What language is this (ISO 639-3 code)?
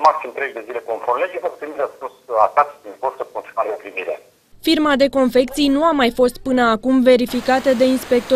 ron